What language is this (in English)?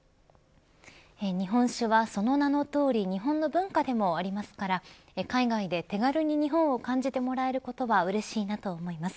Japanese